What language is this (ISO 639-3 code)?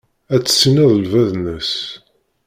kab